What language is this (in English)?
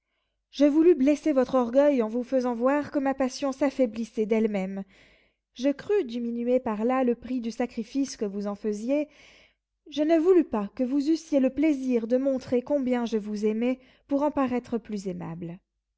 French